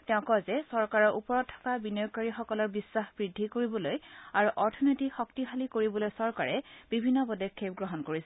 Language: Assamese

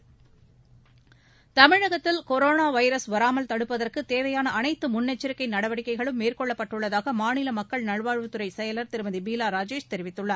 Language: Tamil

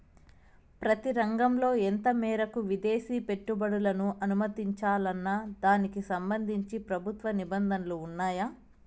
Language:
Telugu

